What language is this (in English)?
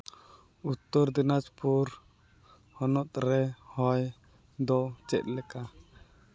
Santali